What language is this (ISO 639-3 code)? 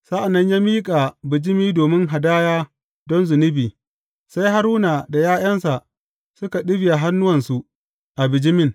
hau